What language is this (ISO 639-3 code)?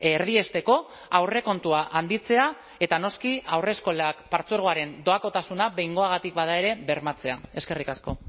eus